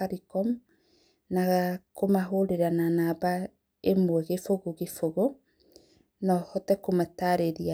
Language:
Kikuyu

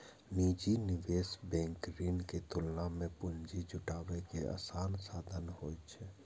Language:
Maithili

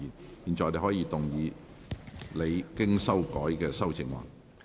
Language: Cantonese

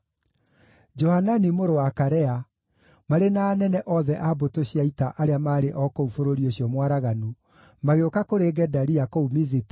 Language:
Kikuyu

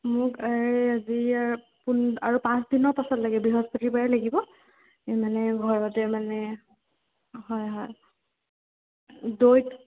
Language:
Assamese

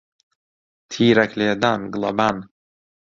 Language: Central Kurdish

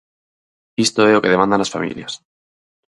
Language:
Galician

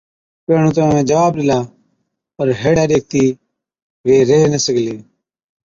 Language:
Od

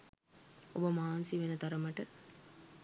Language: Sinhala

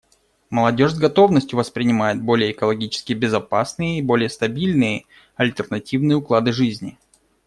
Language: Russian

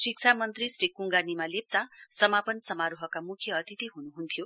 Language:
Nepali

